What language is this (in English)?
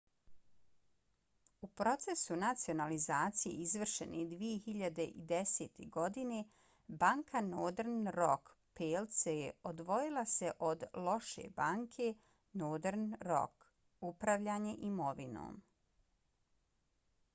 Bosnian